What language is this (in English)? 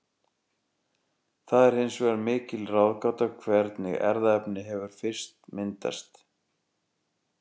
Icelandic